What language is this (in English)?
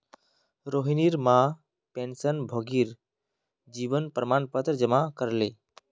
Magahi